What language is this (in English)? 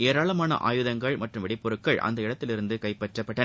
Tamil